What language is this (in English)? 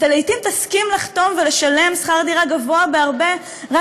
Hebrew